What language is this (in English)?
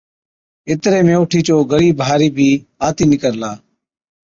Od